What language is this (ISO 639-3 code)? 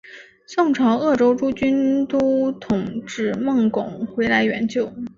zho